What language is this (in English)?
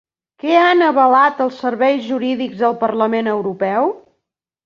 Catalan